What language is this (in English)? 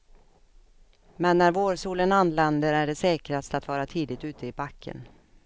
Swedish